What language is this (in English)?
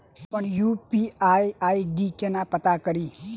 Maithili